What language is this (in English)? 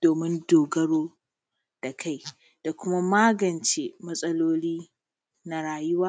Hausa